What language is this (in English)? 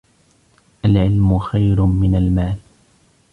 Arabic